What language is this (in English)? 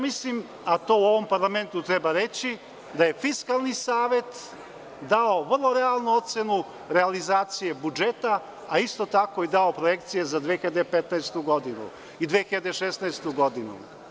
Serbian